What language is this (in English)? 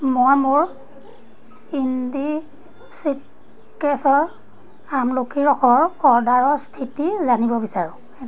Assamese